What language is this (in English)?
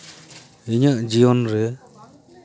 Santali